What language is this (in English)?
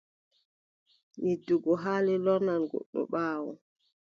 Adamawa Fulfulde